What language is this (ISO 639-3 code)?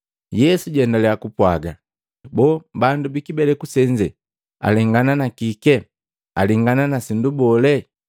mgv